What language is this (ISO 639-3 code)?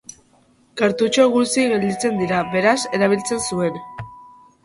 eus